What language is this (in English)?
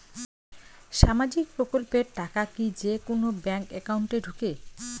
Bangla